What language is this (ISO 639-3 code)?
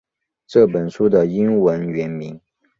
zho